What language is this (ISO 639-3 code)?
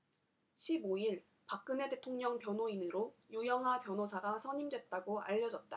kor